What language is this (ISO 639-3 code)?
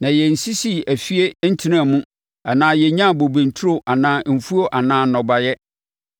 aka